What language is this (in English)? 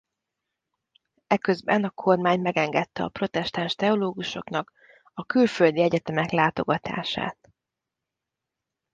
Hungarian